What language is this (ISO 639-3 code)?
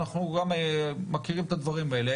heb